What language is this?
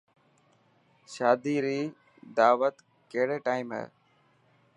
Dhatki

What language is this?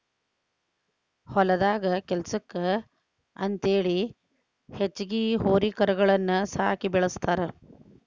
Kannada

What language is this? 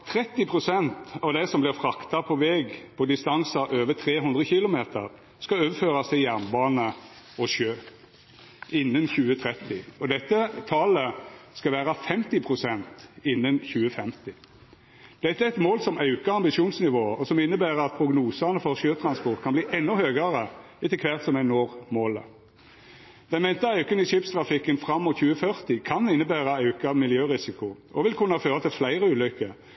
Norwegian Nynorsk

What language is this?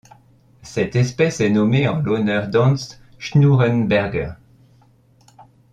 French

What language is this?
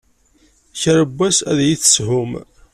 Kabyle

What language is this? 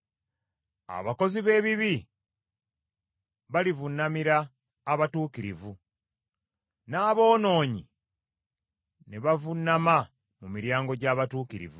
Ganda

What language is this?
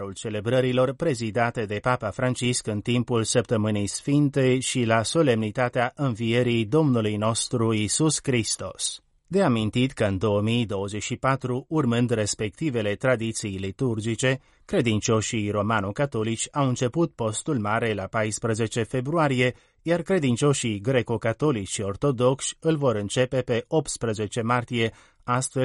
Romanian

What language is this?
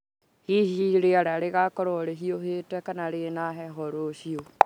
Kikuyu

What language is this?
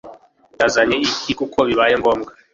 Kinyarwanda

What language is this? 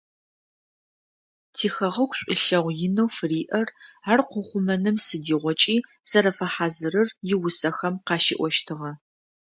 Adyghe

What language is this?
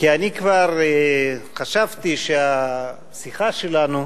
Hebrew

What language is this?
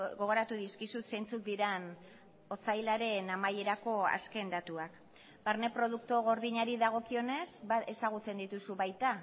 Basque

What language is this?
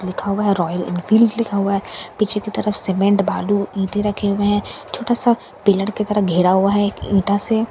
Hindi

